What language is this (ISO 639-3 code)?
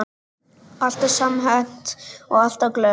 isl